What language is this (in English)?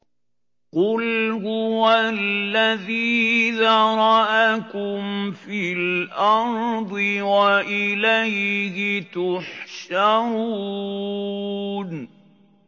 Arabic